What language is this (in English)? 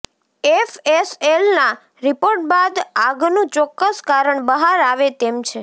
Gujarati